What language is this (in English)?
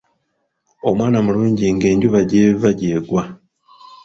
Ganda